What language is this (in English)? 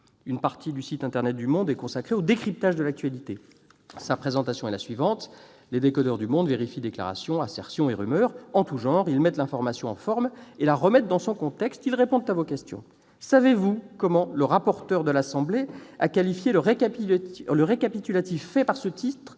French